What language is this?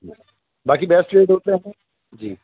Urdu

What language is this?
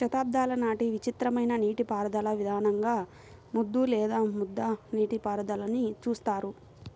Telugu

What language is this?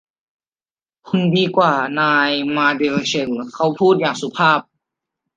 Thai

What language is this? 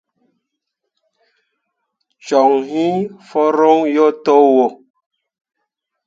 Mundang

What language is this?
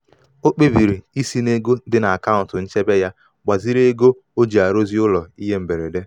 Igbo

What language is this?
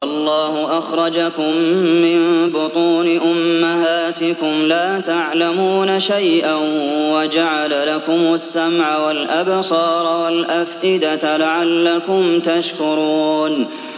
Arabic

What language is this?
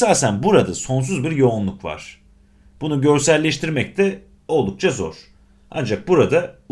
Turkish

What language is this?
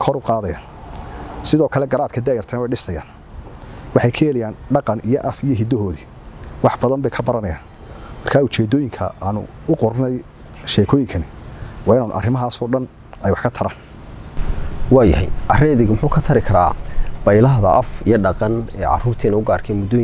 Arabic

